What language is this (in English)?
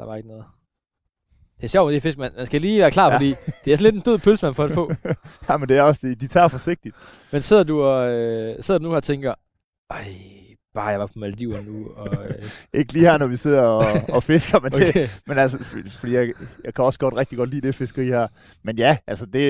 Danish